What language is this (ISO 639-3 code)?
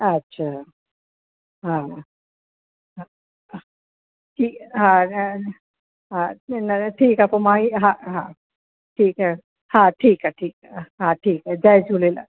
snd